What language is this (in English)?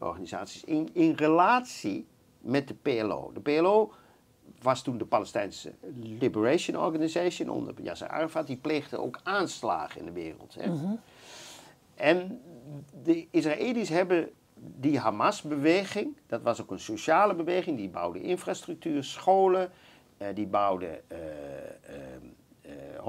Dutch